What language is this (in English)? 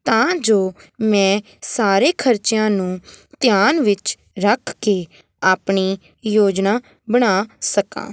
Punjabi